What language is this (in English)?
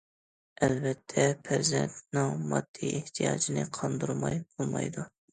Uyghur